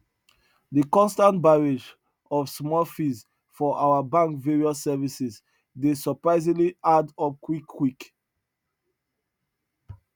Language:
Nigerian Pidgin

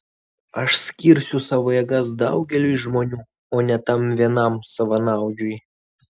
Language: Lithuanian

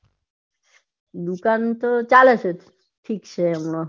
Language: Gujarati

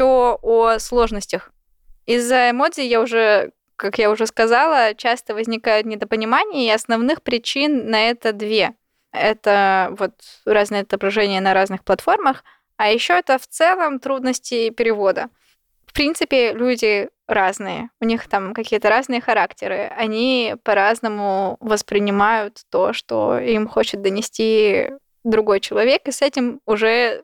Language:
Russian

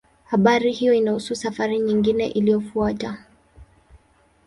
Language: Swahili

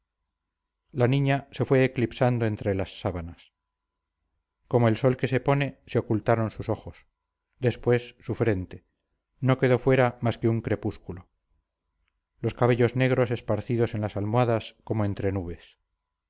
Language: Spanish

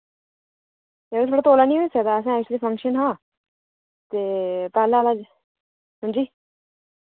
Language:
Dogri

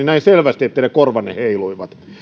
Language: Finnish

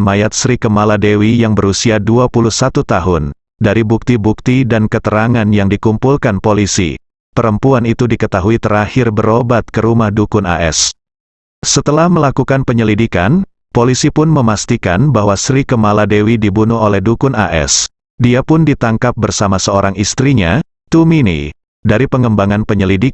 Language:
Indonesian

